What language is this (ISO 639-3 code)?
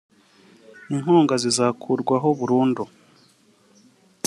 kin